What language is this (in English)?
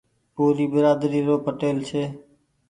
Goaria